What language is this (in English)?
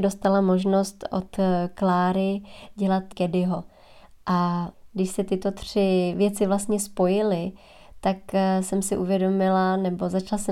Czech